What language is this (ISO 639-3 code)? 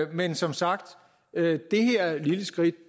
dan